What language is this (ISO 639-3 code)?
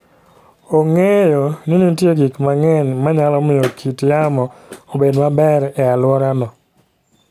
luo